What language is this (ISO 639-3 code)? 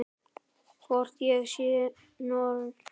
isl